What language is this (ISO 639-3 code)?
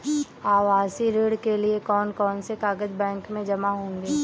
hin